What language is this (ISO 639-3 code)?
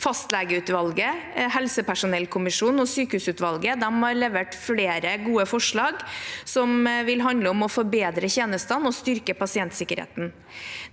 nor